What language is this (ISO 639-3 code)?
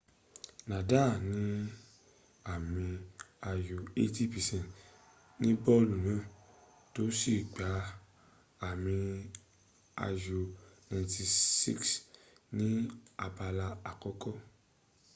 yor